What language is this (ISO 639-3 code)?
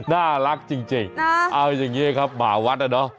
tha